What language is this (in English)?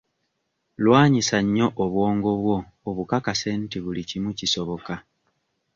Ganda